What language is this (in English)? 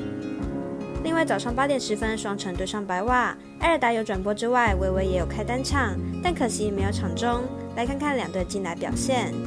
Chinese